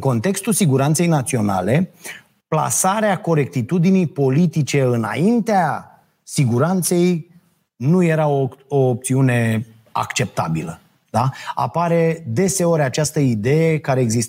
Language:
Romanian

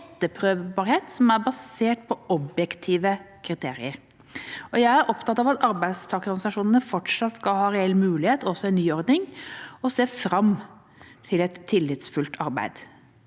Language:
Norwegian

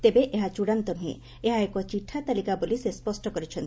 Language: Odia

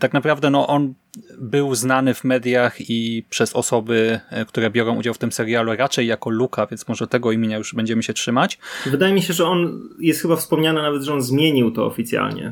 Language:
Polish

